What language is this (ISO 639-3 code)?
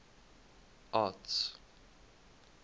eng